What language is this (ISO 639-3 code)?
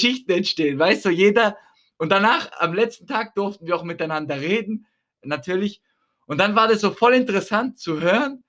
deu